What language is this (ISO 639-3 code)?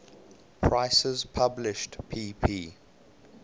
eng